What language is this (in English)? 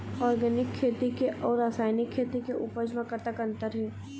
Chhattisgarhi